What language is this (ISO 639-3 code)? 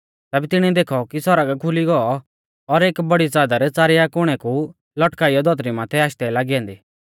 bfz